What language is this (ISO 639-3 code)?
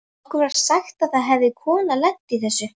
isl